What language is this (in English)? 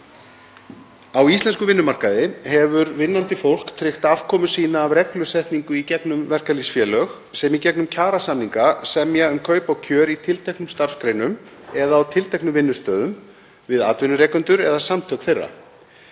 Icelandic